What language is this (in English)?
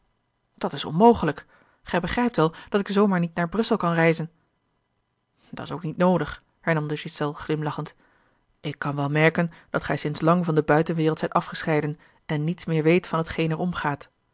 Dutch